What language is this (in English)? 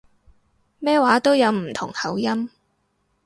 Cantonese